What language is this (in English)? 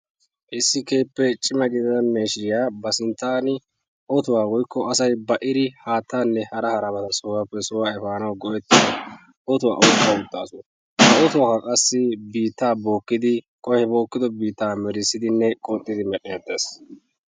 Wolaytta